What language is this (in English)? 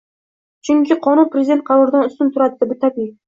Uzbek